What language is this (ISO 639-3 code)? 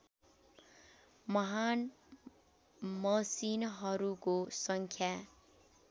nep